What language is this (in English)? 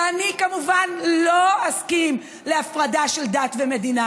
Hebrew